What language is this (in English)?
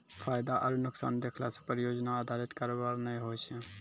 Maithili